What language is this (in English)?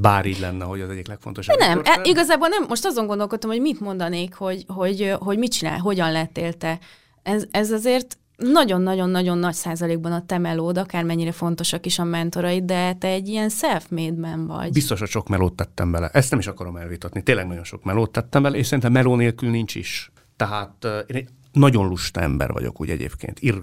Hungarian